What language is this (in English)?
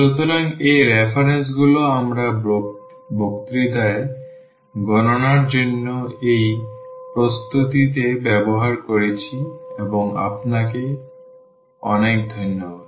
Bangla